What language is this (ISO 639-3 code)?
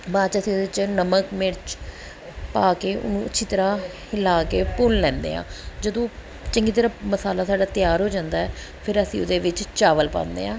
pan